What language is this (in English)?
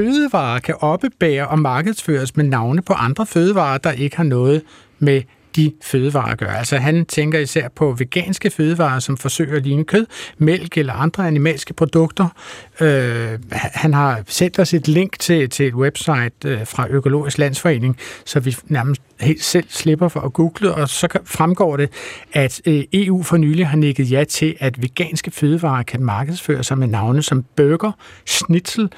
Danish